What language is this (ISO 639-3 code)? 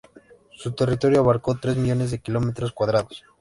spa